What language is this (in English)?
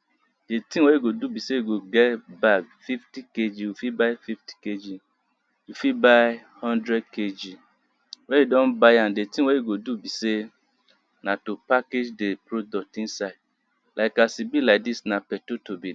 Nigerian Pidgin